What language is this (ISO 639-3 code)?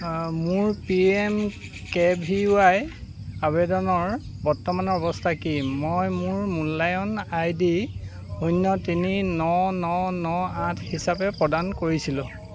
asm